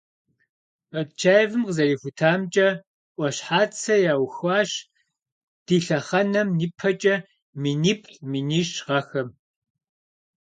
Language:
Kabardian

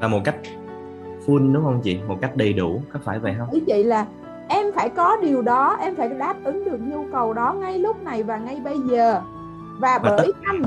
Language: Vietnamese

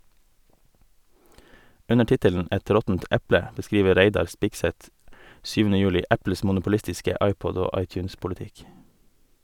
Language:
Norwegian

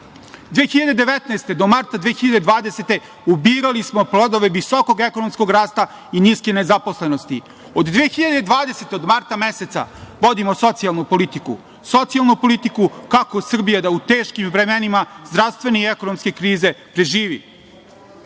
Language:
Serbian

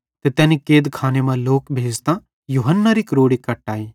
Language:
Bhadrawahi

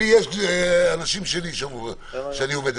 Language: Hebrew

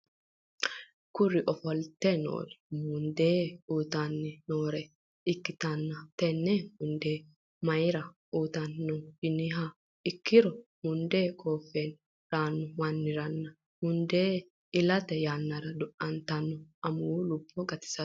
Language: Sidamo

